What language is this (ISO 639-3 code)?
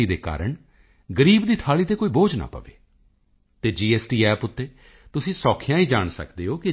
pan